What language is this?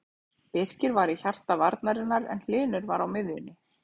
Icelandic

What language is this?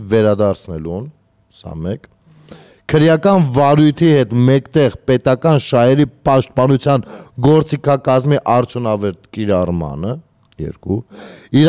Romanian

